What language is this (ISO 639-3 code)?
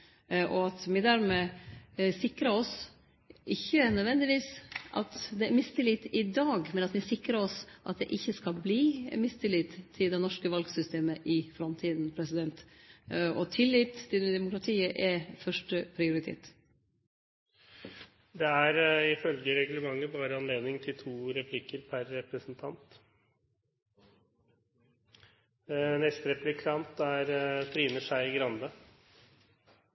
nor